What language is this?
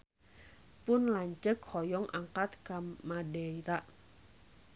Sundanese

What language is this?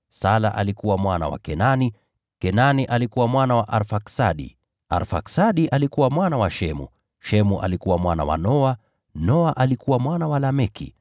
Swahili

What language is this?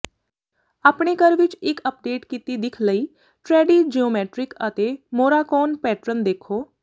Punjabi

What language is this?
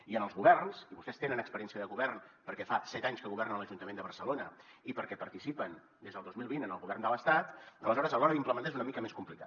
Catalan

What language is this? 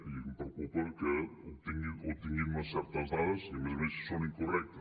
Catalan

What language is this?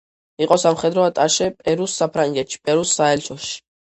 Georgian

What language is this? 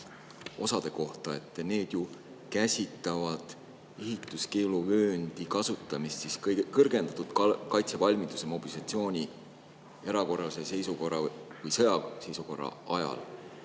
Estonian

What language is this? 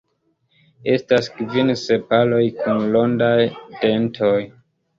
Esperanto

